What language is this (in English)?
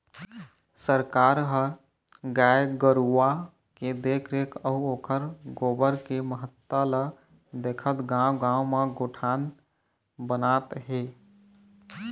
Chhattisgarhi